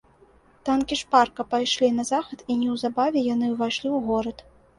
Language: Belarusian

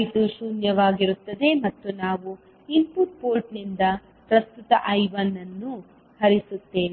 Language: Kannada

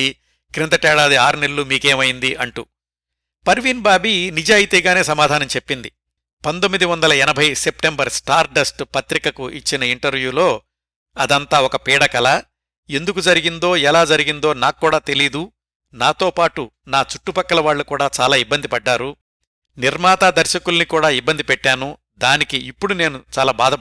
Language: Telugu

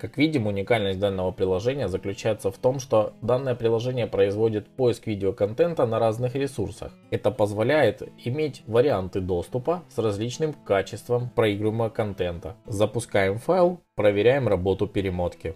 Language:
Russian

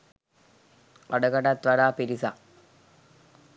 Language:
Sinhala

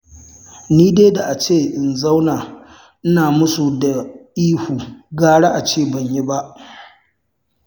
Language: Hausa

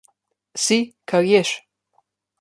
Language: Slovenian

